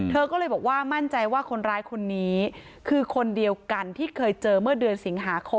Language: Thai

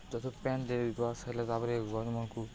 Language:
Odia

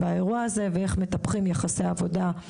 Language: Hebrew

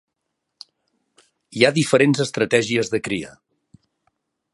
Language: Catalan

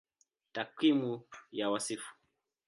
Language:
Swahili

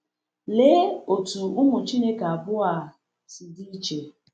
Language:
Igbo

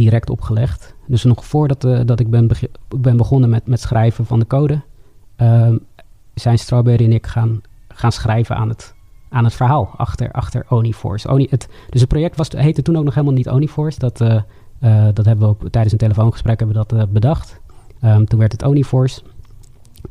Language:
Dutch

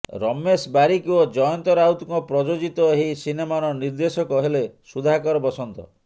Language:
Odia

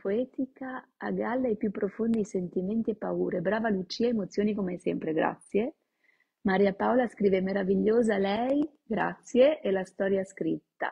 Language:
Italian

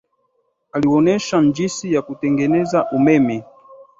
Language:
Swahili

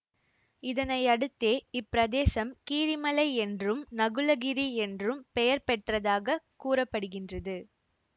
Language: Tamil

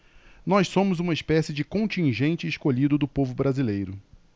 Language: Portuguese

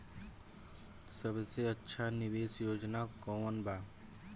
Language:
Bhojpuri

